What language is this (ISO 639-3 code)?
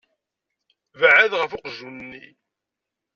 kab